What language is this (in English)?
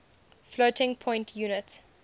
English